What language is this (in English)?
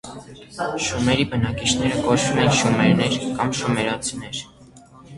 Armenian